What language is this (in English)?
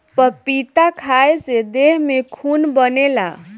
Bhojpuri